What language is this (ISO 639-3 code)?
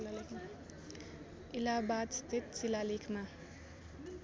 nep